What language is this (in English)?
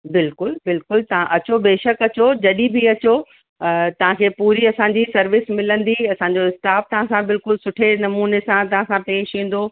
Sindhi